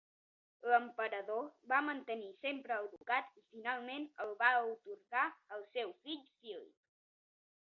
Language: Catalan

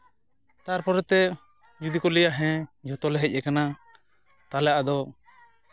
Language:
Santali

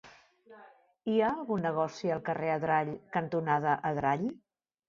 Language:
Catalan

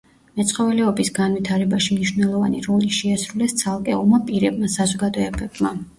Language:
Georgian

